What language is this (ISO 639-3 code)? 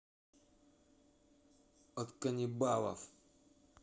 rus